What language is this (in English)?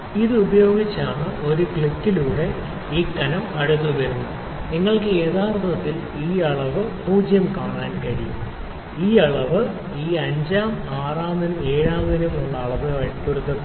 Malayalam